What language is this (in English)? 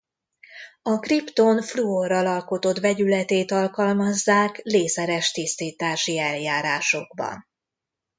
Hungarian